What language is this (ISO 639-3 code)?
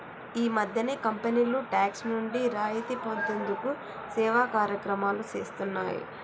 tel